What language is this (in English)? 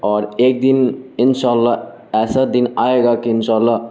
Urdu